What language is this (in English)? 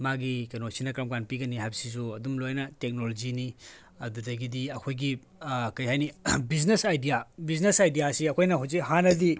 Manipuri